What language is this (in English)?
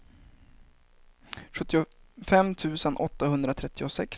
Swedish